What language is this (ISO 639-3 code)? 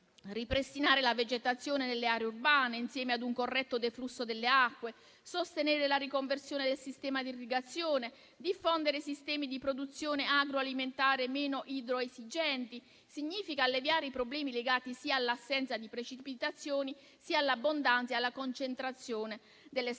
ita